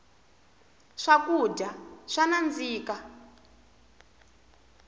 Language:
Tsonga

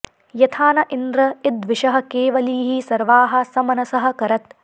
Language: Sanskrit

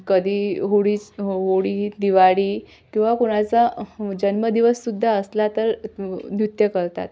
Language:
Marathi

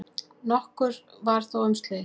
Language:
Icelandic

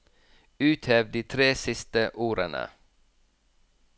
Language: Norwegian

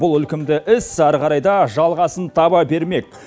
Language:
Kazakh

